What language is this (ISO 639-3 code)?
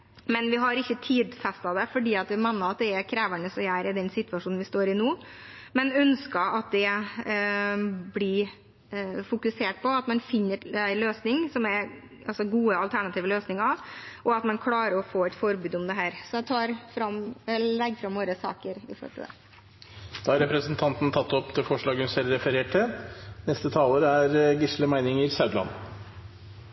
nob